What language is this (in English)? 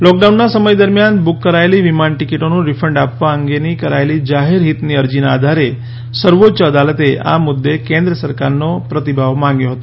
Gujarati